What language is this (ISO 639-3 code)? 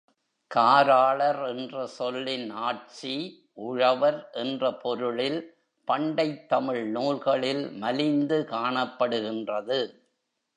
tam